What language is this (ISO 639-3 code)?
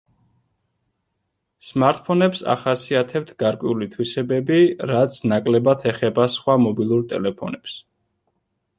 kat